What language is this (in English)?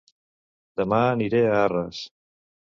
Catalan